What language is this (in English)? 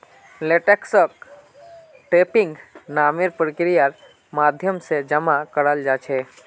Magahi